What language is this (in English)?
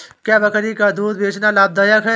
Hindi